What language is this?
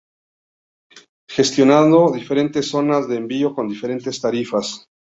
Spanish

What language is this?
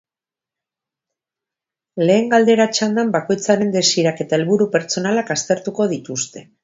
Basque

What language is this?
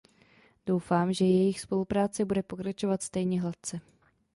Czech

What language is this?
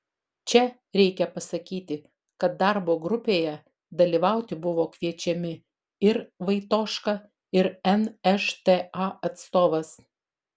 Lithuanian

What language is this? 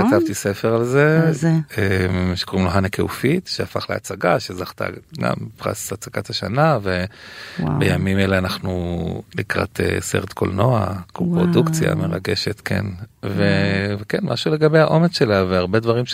Hebrew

